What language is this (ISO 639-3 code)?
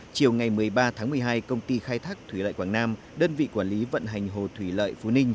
vie